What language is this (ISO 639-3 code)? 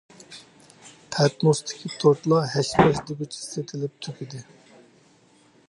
uig